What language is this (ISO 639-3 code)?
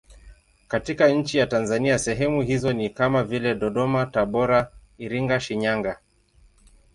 swa